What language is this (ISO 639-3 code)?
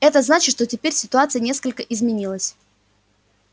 rus